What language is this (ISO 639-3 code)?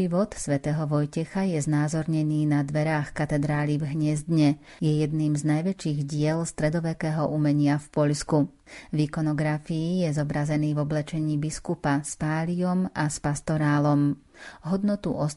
slk